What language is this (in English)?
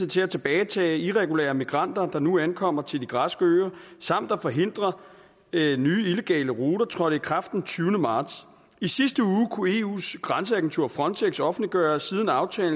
Danish